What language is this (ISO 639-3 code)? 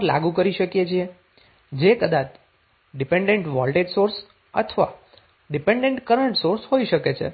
guj